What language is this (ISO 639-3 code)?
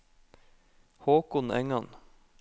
nor